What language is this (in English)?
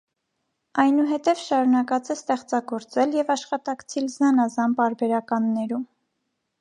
Armenian